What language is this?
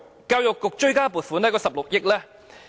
Cantonese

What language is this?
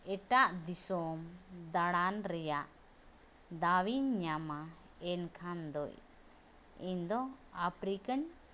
Santali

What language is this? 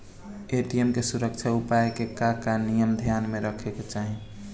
Bhojpuri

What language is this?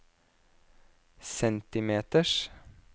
Norwegian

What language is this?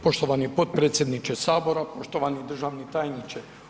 Croatian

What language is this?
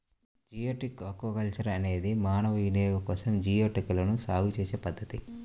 Telugu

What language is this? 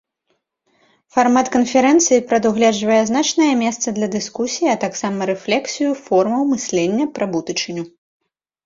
Belarusian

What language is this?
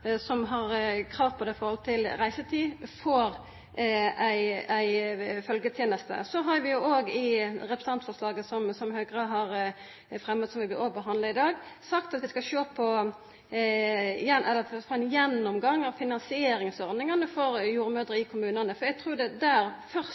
Norwegian Nynorsk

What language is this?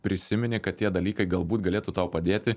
Lithuanian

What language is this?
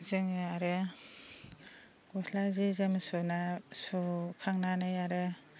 Bodo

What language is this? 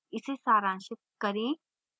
Hindi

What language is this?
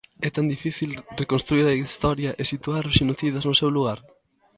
Galician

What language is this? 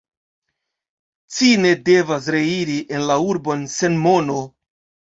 Esperanto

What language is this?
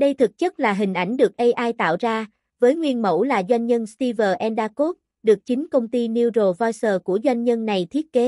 Vietnamese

